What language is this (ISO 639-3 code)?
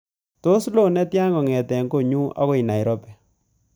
kln